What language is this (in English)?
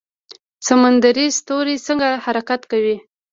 Pashto